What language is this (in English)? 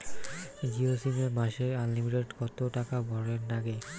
Bangla